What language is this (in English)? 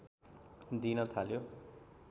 Nepali